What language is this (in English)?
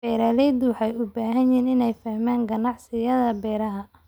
Somali